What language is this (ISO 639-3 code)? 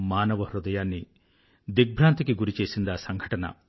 tel